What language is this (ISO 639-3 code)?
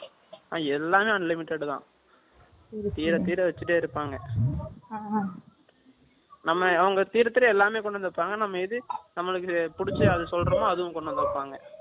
tam